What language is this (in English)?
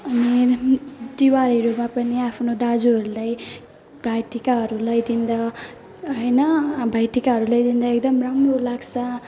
Nepali